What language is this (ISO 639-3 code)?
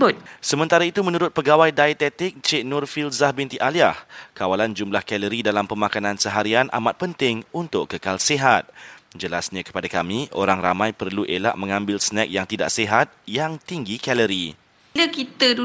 msa